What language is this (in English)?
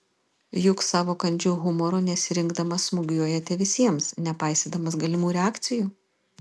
Lithuanian